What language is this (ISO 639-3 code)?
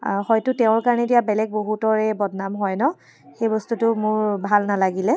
asm